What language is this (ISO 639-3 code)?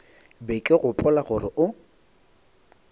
nso